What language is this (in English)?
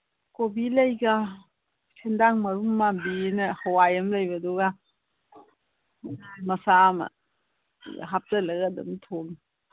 Manipuri